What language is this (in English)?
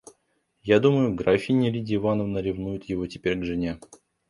Russian